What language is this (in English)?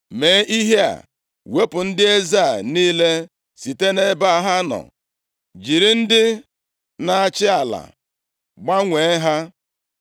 Igbo